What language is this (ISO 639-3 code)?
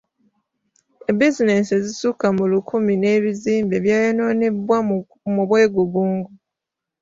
lug